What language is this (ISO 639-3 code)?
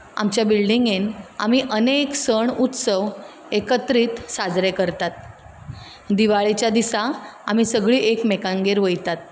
kok